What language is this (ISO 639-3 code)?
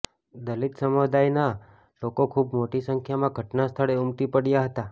guj